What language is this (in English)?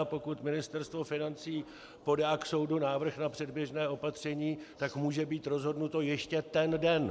Czech